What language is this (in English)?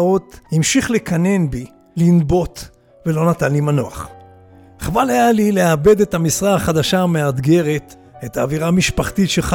Hebrew